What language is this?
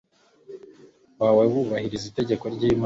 Kinyarwanda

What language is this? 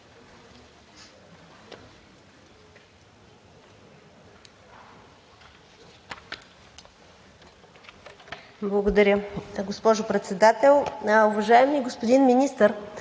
Bulgarian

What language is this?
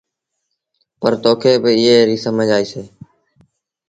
Sindhi Bhil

